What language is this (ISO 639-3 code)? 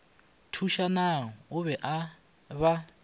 nso